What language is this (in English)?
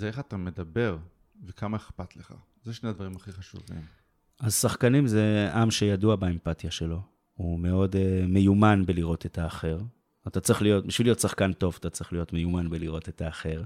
Hebrew